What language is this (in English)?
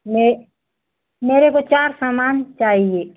Hindi